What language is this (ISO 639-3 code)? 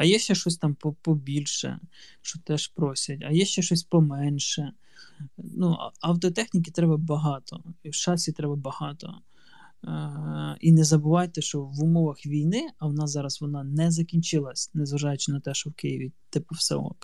ukr